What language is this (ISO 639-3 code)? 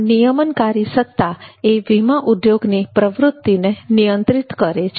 guj